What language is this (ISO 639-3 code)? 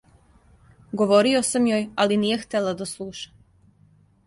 srp